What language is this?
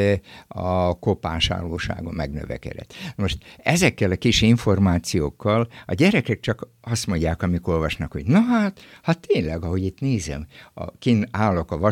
Hungarian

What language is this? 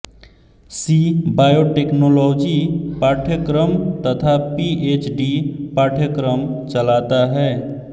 Hindi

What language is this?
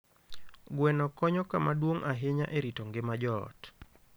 Luo (Kenya and Tanzania)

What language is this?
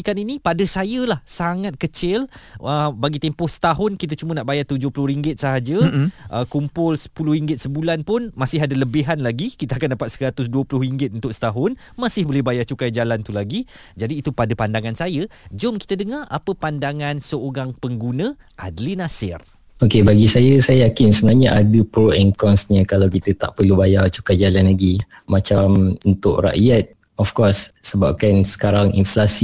Malay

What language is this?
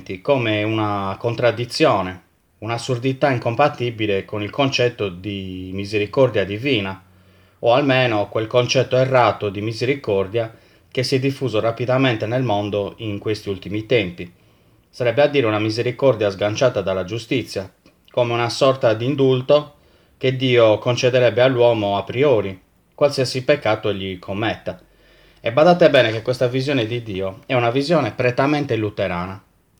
Italian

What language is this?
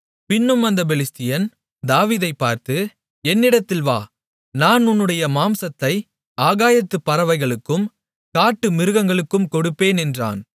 Tamil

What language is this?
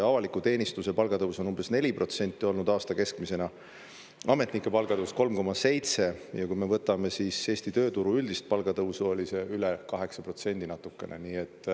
Estonian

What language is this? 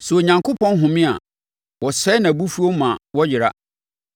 Akan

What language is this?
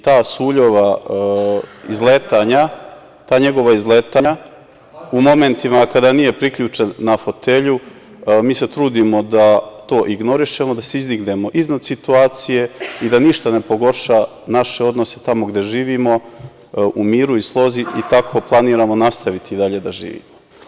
Serbian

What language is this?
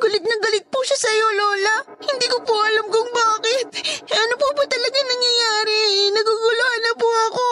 Filipino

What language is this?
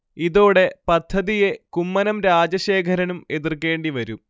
Malayalam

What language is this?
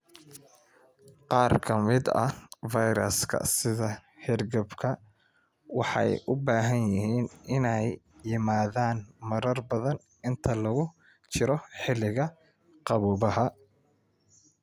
Somali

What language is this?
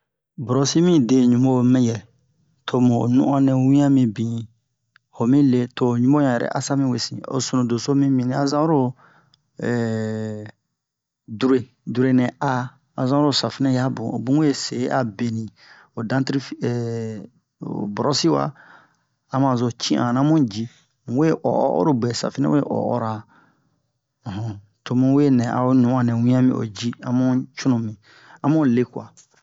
Bomu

